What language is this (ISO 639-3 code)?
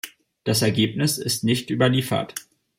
deu